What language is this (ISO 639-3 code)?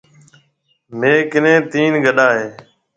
mve